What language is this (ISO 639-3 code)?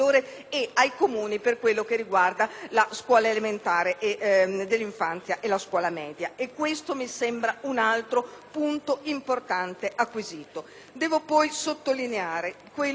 ita